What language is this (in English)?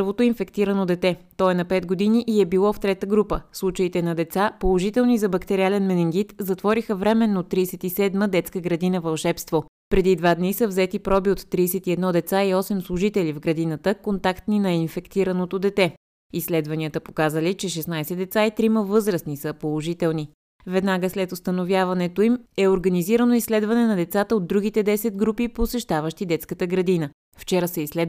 Bulgarian